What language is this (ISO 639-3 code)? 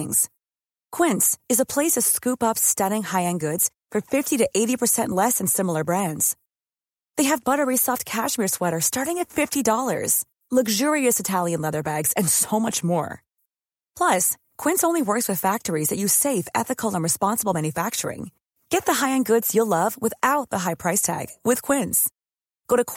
fil